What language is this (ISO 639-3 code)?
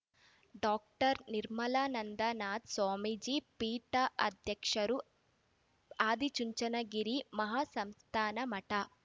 kan